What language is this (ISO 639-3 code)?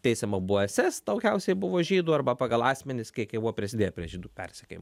lit